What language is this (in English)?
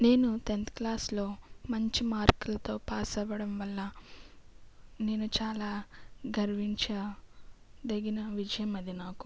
Telugu